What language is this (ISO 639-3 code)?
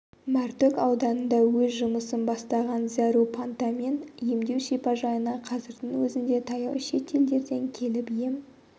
kaz